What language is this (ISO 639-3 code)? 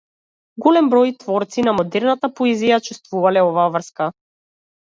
mkd